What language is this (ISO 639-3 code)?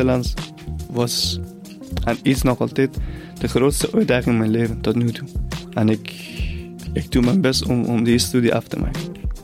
nld